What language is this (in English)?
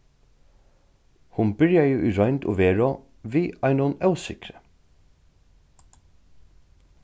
Faroese